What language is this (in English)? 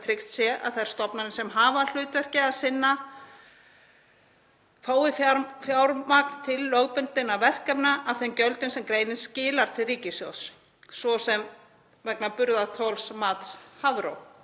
Icelandic